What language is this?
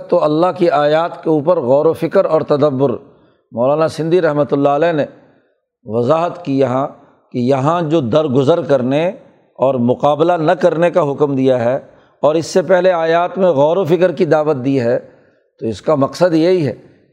Urdu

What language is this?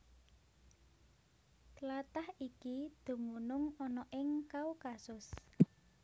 Javanese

